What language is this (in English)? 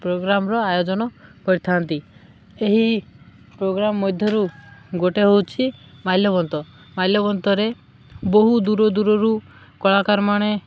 Odia